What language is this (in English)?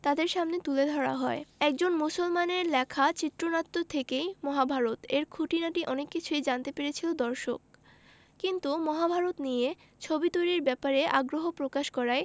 Bangla